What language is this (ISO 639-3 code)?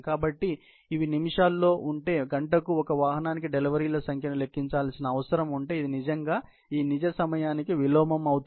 tel